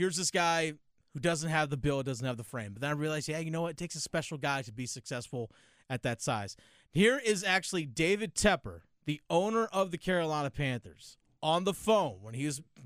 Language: English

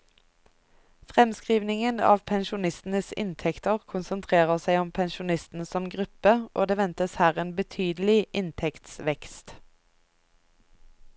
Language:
Norwegian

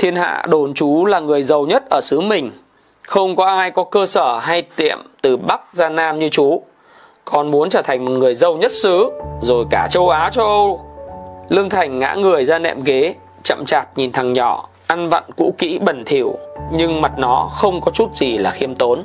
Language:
Vietnamese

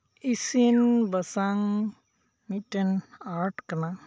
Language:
Santali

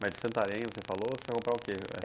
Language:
Portuguese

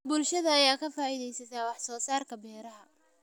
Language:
Somali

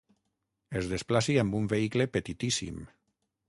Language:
Catalan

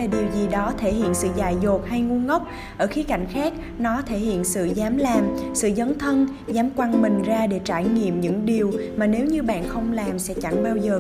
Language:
Vietnamese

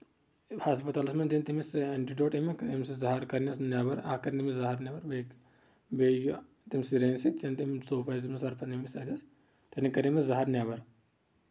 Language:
Kashmiri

